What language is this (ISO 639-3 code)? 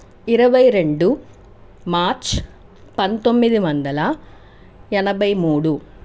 tel